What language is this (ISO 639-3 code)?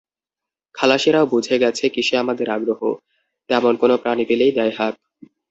ben